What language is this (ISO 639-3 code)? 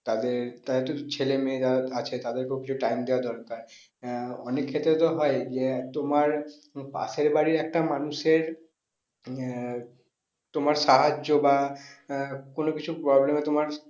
ben